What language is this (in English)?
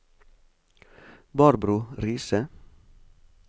Norwegian